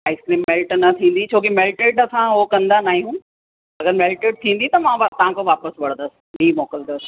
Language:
Sindhi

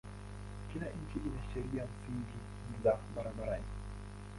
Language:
Swahili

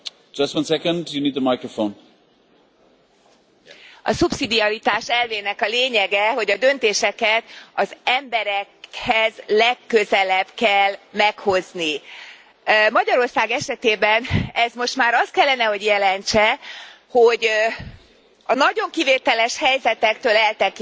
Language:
Hungarian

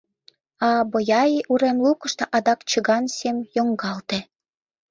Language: Mari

